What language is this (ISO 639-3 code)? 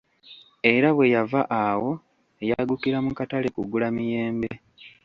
lug